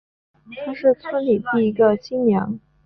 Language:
Chinese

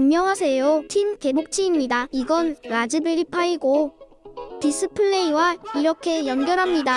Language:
Korean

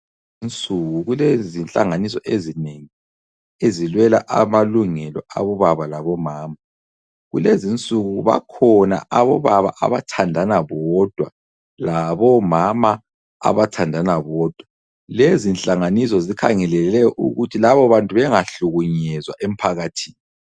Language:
North Ndebele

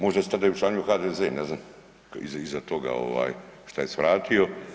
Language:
Croatian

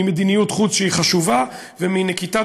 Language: Hebrew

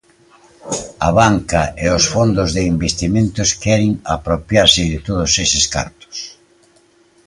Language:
Galician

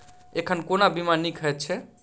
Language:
Maithili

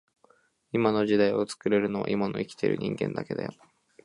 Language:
Japanese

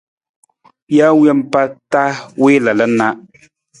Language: Nawdm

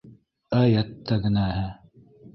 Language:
Bashkir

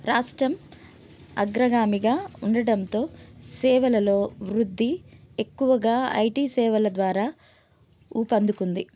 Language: Telugu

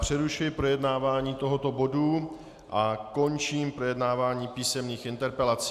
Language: Czech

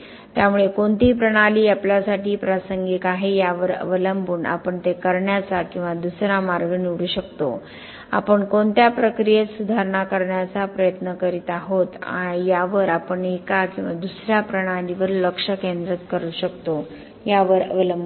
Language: Marathi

